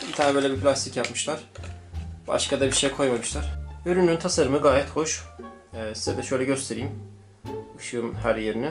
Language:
Turkish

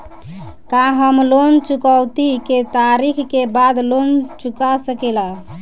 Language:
Bhojpuri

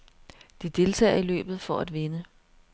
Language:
Danish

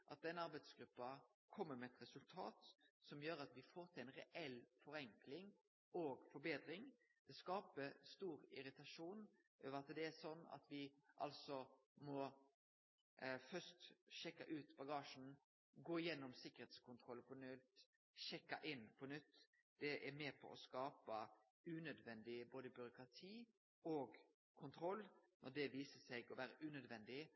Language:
Norwegian Nynorsk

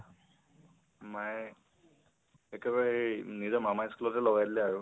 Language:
Assamese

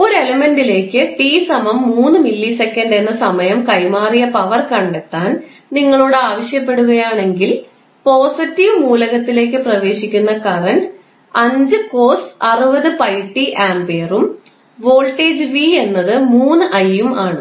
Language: Malayalam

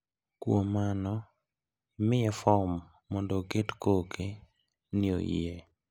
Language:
Luo (Kenya and Tanzania)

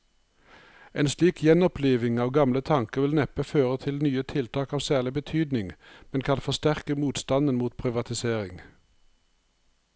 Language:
Norwegian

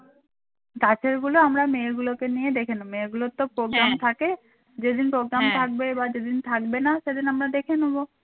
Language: Bangla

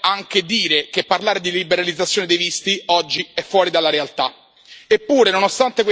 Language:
Italian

